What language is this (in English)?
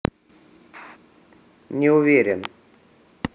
Russian